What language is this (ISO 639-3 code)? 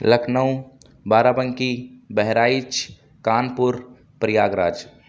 urd